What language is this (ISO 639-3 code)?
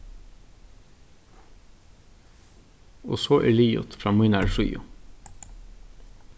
fao